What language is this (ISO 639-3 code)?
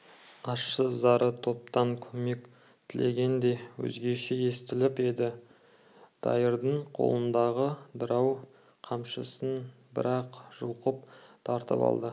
kaz